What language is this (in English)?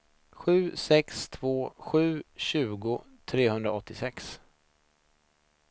Swedish